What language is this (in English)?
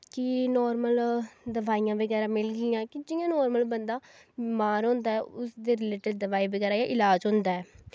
Dogri